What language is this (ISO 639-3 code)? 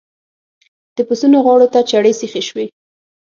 pus